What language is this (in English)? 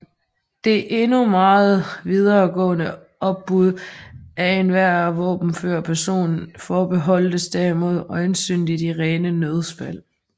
Danish